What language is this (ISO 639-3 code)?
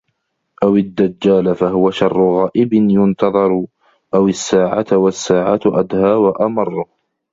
ara